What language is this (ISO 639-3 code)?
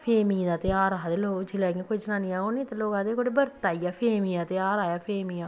doi